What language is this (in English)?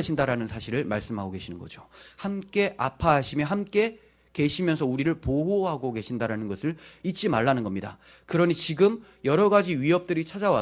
Korean